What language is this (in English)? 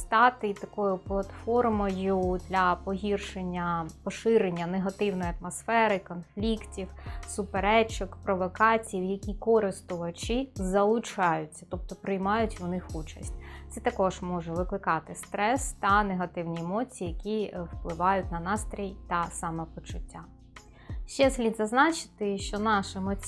Ukrainian